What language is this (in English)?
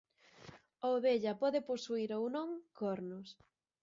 Galician